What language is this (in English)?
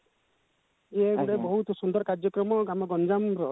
Odia